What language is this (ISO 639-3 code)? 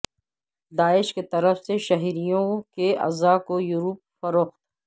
urd